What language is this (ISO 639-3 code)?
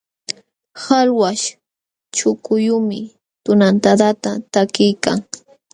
qxw